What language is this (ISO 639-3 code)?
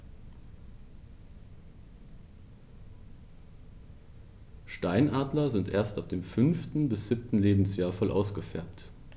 deu